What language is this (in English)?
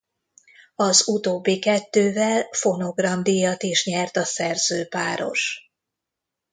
Hungarian